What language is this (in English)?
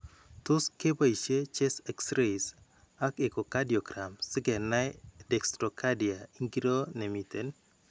Kalenjin